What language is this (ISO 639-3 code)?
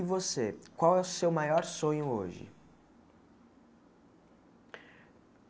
por